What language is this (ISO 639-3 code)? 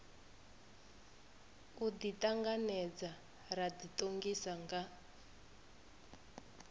ven